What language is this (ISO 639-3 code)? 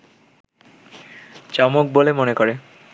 ben